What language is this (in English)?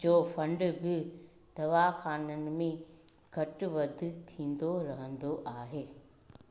Sindhi